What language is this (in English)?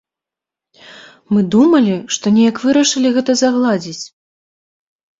Belarusian